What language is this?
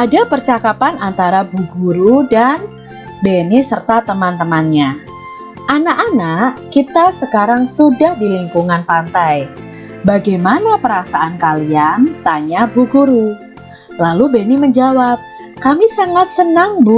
Indonesian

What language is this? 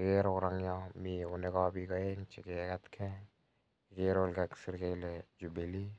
Kalenjin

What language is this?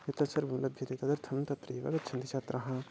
Sanskrit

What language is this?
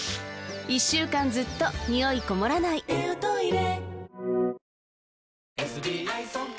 Japanese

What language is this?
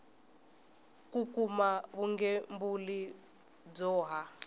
Tsonga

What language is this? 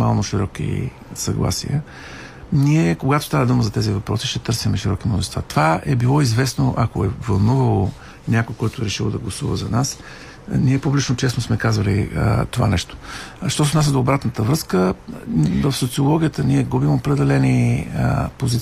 Bulgarian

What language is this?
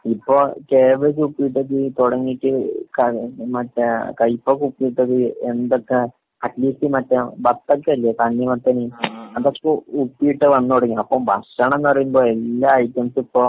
Malayalam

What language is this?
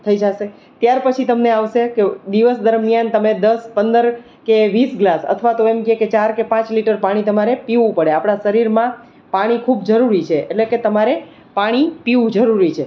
Gujarati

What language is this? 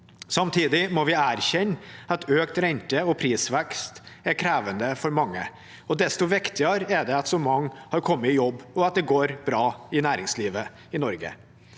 Norwegian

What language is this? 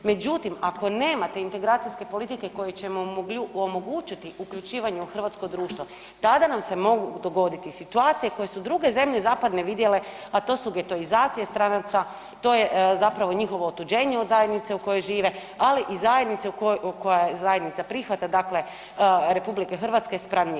Croatian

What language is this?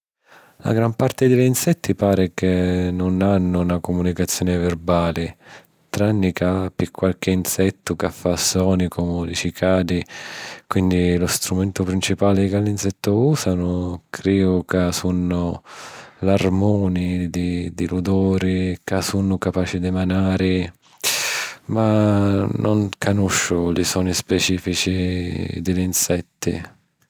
Sicilian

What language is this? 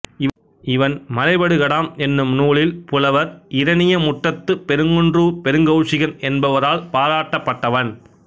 Tamil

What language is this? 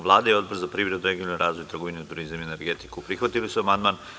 Serbian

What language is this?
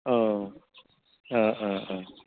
Bodo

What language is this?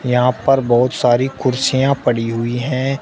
Hindi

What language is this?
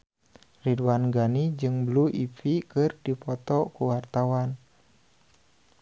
Sundanese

